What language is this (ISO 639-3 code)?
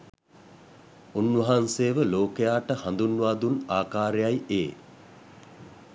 sin